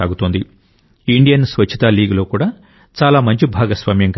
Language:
Telugu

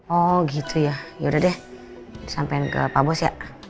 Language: Indonesian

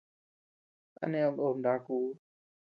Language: Tepeuxila Cuicatec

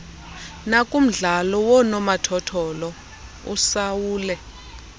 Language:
Xhosa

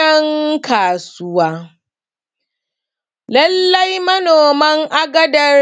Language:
Hausa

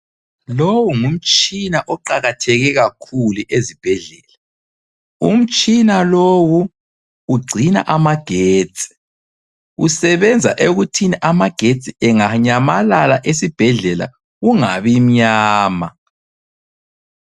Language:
North Ndebele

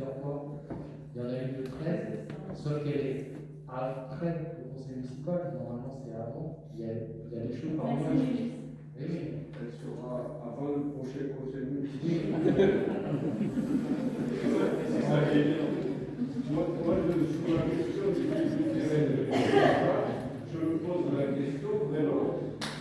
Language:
French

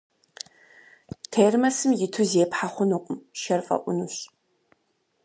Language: Kabardian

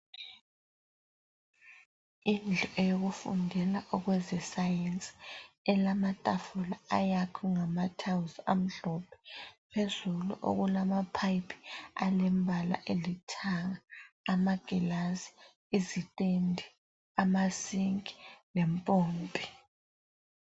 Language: North Ndebele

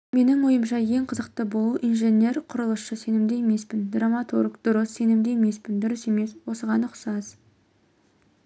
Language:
Kazakh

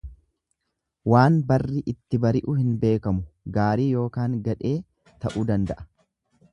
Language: Oromo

